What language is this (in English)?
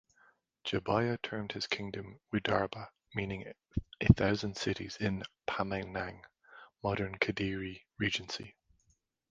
English